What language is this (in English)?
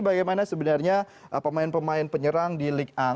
Indonesian